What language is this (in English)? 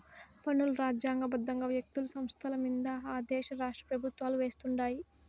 Telugu